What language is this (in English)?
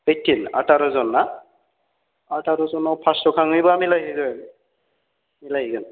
Bodo